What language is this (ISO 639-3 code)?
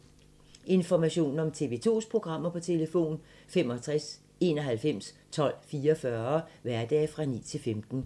dan